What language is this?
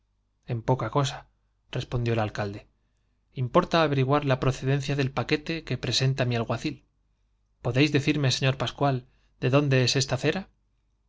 Spanish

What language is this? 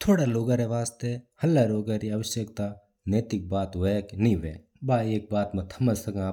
Mewari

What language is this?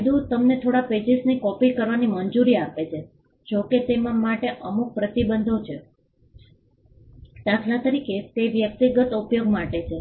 Gujarati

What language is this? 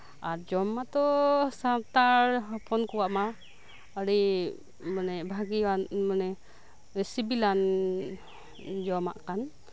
Santali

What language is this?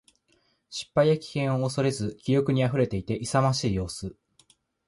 Japanese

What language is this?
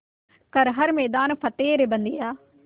Hindi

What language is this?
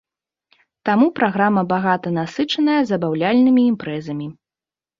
Belarusian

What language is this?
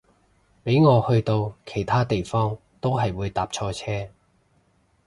Cantonese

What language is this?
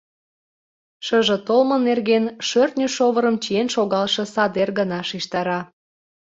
Mari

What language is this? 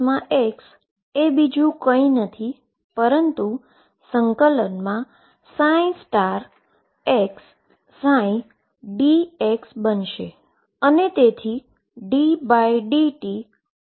Gujarati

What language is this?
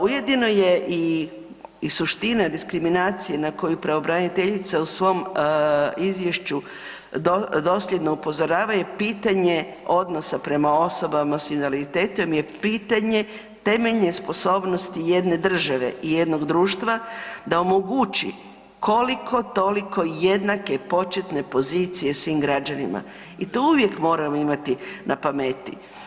Croatian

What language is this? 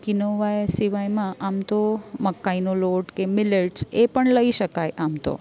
Gujarati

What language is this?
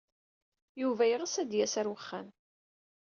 Kabyle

